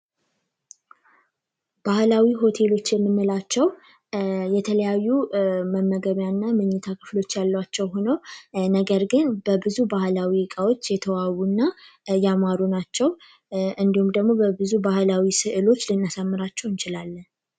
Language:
Amharic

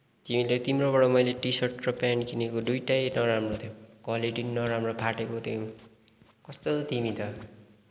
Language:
Nepali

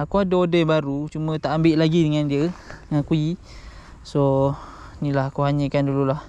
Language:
Malay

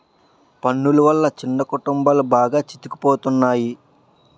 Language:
Telugu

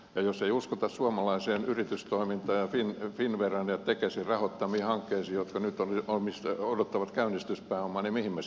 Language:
Finnish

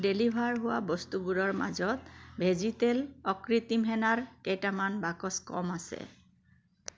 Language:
Assamese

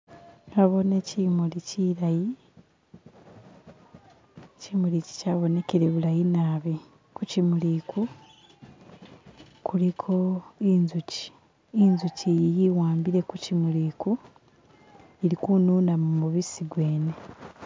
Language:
Masaaba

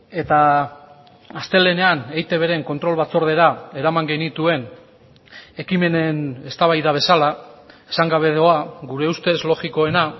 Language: Basque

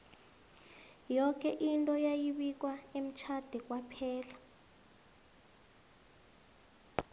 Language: South Ndebele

